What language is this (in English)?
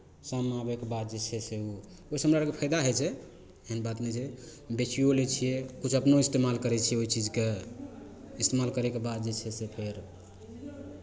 Maithili